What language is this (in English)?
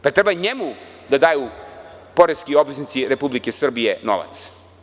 Serbian